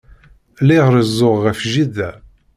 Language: Kabyle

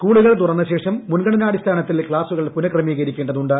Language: Malayalam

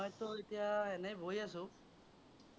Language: Assamese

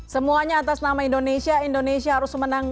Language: Indonesian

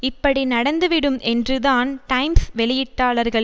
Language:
Tamil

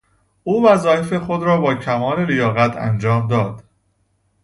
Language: Persian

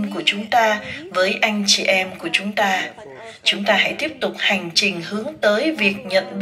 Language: Vietnamese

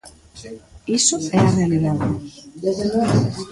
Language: Galician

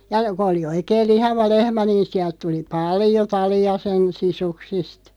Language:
Finnish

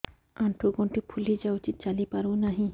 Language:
Odia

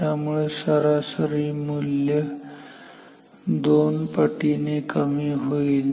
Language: Marathi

